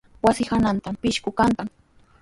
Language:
Sihuas Ancash Quechua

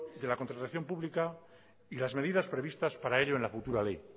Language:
Spanish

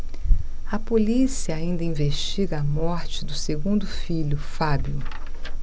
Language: Portuguese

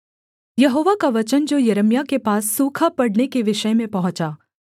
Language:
Hindi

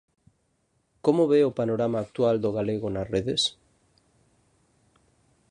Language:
Galician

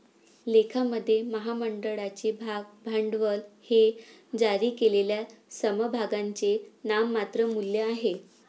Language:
Marathi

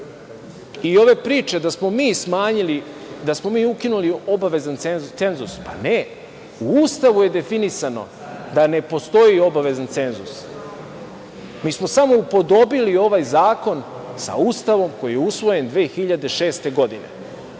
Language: Serbian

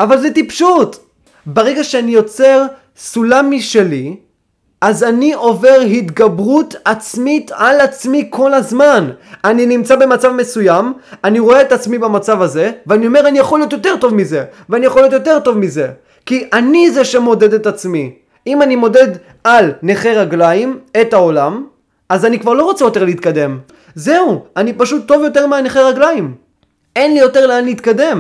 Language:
Hebrew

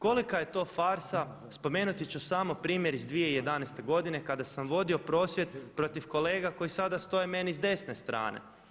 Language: Croatian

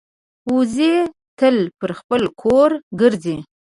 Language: Pashto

